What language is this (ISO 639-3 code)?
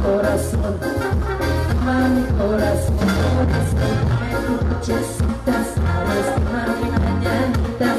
bul